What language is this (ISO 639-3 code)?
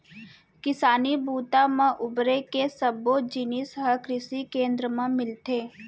hne